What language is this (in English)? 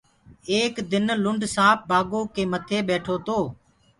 Gurgula